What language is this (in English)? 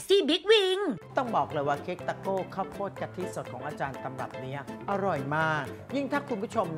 Thai